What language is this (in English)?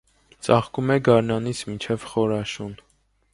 Armenian